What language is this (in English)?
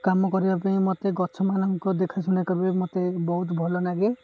Odia